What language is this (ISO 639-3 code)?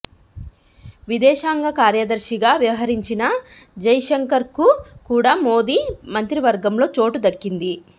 tel